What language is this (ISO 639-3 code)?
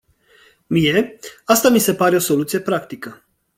ron